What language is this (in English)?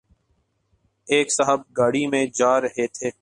Urdu